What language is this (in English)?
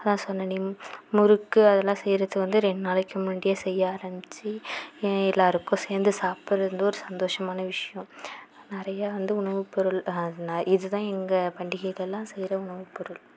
Tamil